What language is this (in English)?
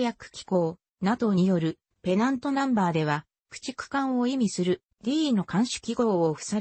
Japanese